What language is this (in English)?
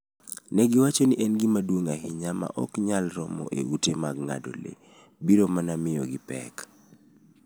Luo (Kenya and Tanzania)